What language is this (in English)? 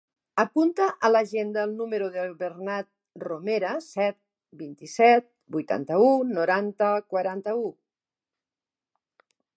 Catalan